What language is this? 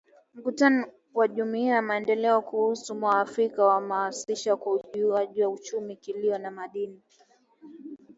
Swahili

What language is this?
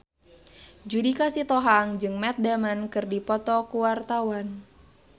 Sundanese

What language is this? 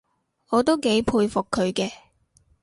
Cantonese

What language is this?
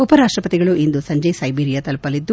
Kannada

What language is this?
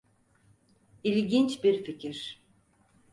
Turkish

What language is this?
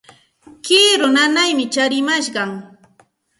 Santa Ana de Tusi Pasco Quechua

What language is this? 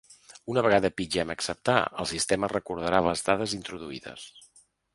Catalan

